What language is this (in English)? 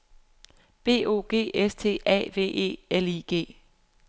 Danish